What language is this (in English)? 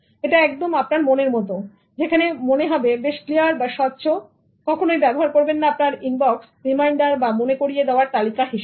Bangla